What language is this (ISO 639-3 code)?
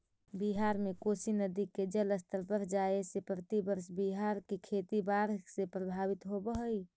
mag